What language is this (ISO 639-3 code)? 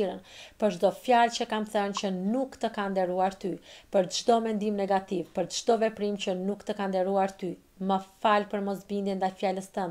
ron